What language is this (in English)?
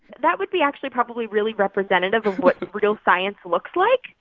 English